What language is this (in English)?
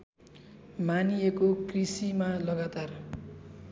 Nepali